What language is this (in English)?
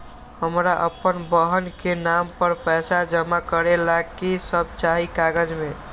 Magahi